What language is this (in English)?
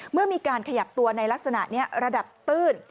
Thai